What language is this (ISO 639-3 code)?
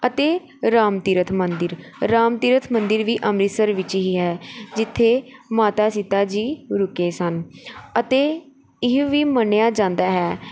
pan